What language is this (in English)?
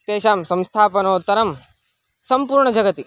Sanskrit